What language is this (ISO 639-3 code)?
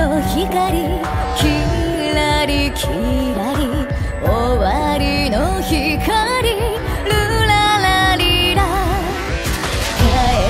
kor